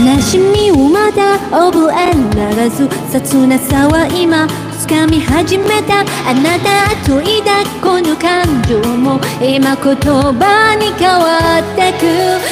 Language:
Arabic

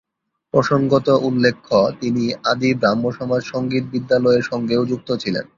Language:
Bangla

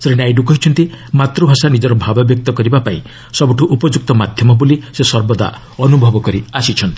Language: Odia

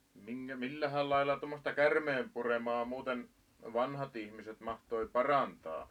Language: Finnish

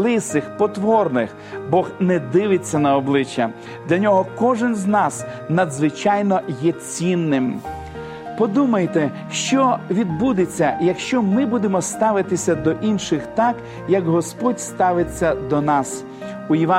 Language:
Ukrainian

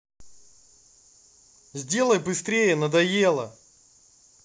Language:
Russian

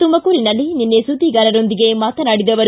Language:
Kannada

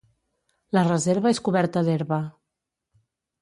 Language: Catalan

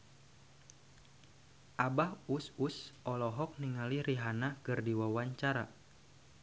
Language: Sundanese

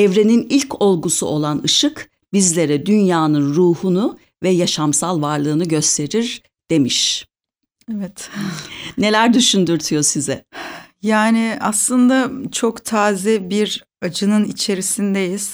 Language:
Turkish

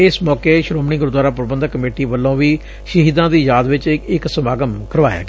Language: Punjabi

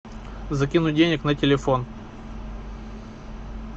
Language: Russian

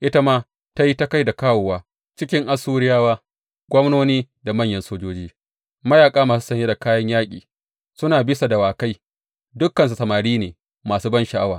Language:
Hausa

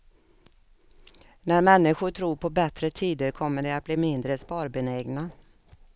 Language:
Swedish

